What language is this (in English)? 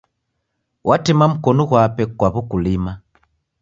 Taita